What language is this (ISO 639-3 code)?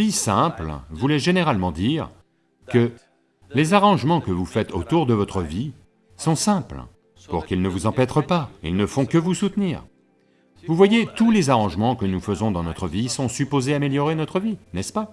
fra